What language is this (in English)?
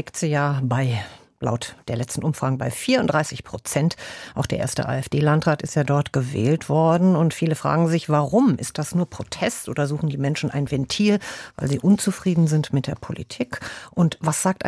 German